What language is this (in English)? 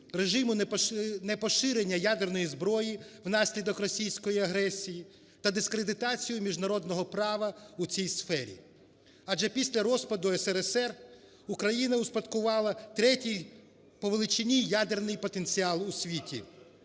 Ukrainian